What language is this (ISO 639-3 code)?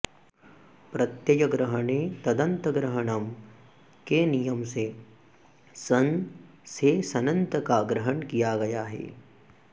san